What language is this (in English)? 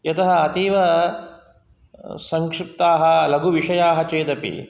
Sanskrit